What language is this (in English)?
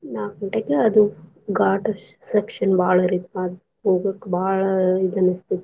Kannada